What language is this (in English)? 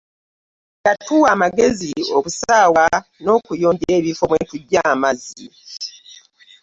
Ganda